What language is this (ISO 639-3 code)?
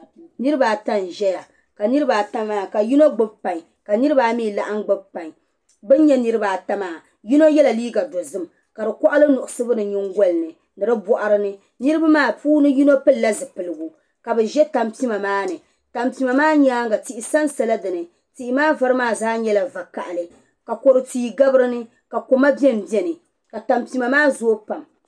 dag